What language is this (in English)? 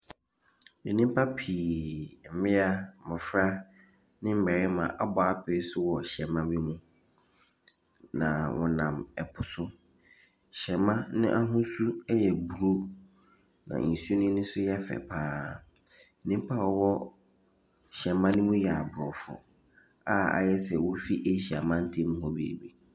Akan